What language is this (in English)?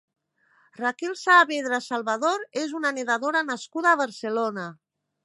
Catalan